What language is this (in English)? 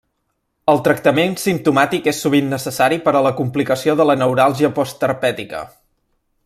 Catalan